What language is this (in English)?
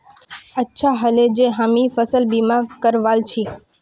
Magahi